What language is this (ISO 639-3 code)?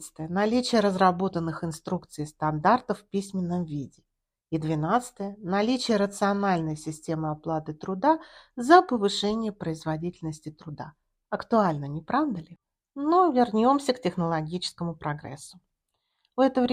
rus